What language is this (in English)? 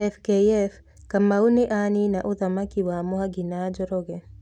Kikuyu